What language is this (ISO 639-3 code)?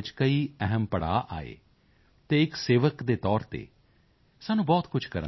pan